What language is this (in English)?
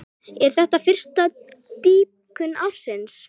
Icelandic